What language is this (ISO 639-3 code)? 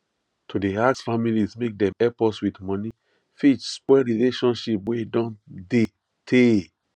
pcm